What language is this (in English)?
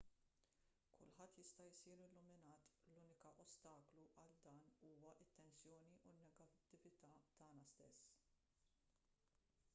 Maltese